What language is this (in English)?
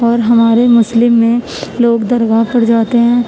Urdu